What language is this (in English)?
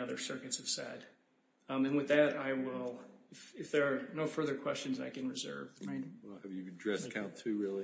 English